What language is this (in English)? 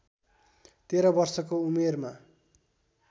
Nepali